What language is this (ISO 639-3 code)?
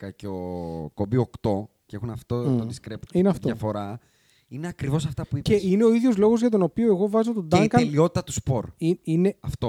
ell